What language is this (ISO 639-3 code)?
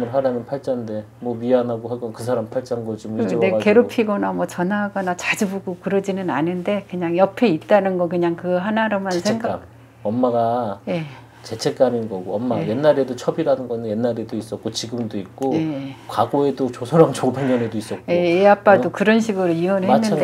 kor